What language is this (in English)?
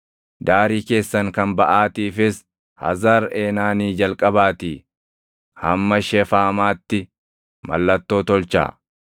Oromo